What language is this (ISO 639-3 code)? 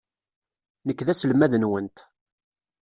kab